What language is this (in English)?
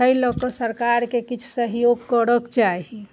Maithili